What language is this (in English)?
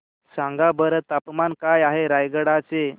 Marathi